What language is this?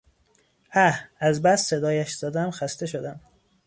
Persian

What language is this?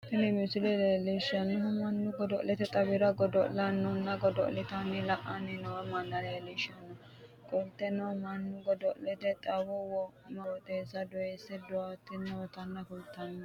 Sidamo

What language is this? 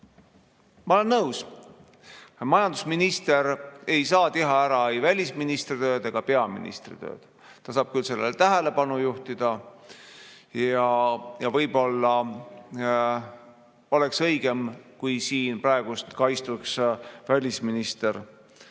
Estonian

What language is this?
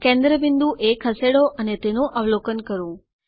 Gujarati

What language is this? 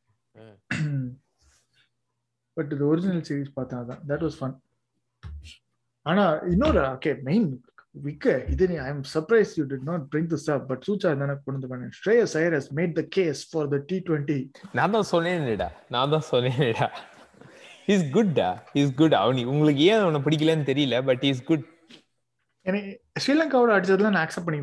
Tamil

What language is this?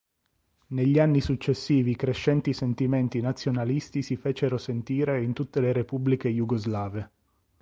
Italian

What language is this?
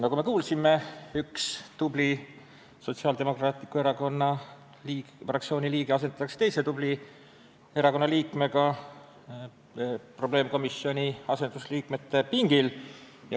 Estonian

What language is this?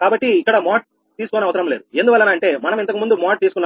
Telugu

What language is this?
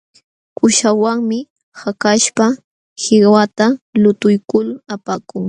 Jauja Wanca Quechua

